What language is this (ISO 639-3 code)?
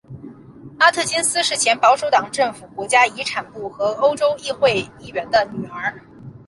zho